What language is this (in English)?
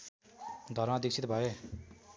Nepali